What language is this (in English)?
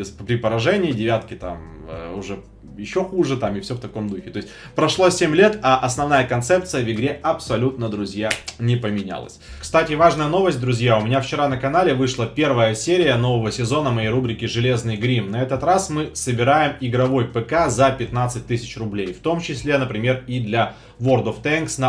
Russian